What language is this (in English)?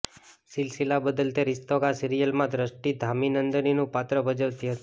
Gujarati